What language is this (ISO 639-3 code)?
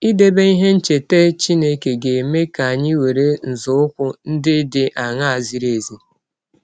ibo